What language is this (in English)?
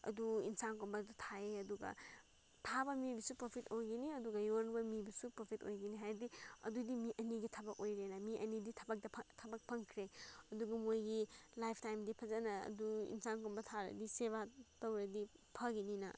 Manipuri